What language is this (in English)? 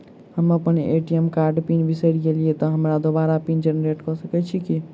Maithili